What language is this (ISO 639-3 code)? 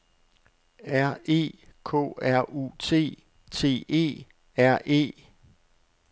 dan